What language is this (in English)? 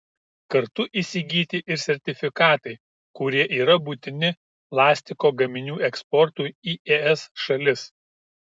Lithuanian